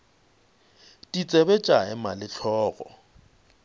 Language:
Northern Sotho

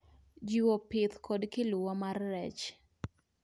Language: Luo (Kenya and Tanzania)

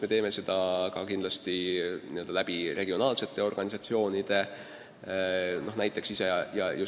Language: Estonian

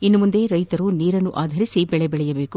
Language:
Kannada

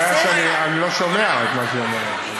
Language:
Hebrew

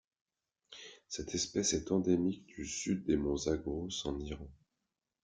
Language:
French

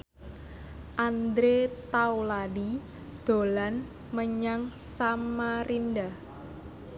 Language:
Javanese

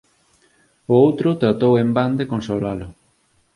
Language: Galician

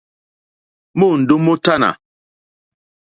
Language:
Mokpwe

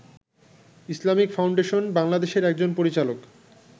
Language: Bangla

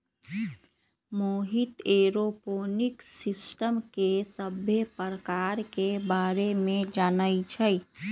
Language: Magahi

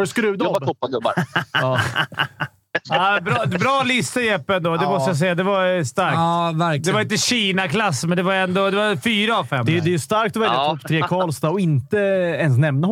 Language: Swedish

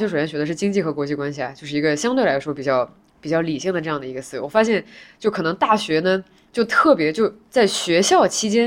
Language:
Chinese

